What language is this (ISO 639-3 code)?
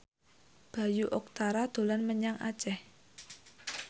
jav